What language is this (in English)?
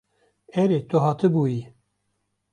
Kurdish